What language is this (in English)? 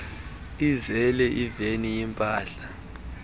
Xhosa